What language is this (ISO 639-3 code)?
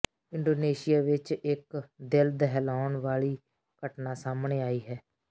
pan